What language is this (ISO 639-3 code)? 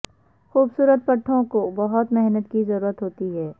urd